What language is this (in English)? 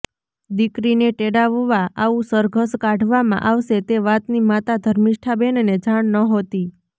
Gujarati